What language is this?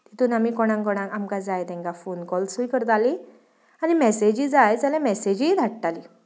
Konkani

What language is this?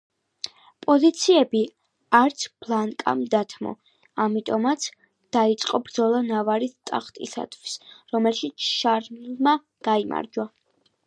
Georgian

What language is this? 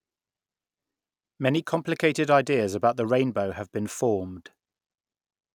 English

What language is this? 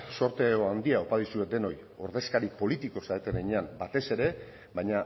Basque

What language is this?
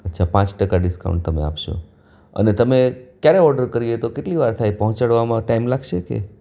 Gujarati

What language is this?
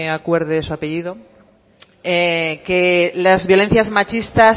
Spanish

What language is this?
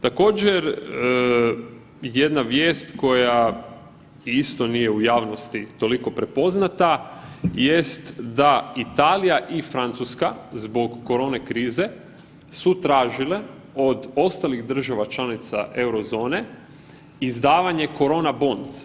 Croatian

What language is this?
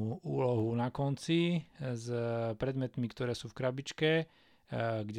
Slovak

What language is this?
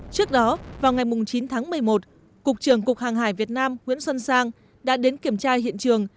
Vietnamese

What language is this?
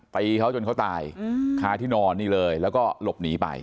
Thai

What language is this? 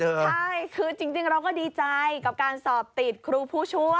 Thai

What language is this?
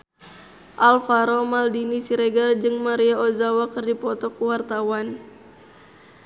Sundanese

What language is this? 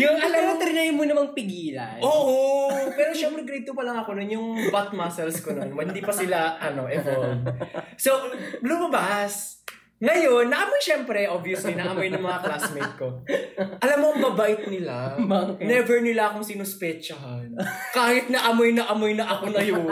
Filipino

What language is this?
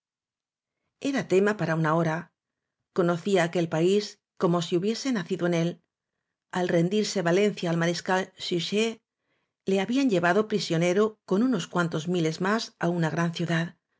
Spanish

